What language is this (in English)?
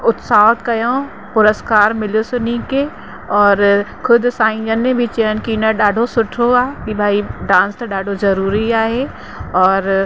Sindhi